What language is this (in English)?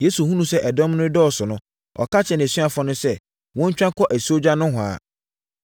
Akan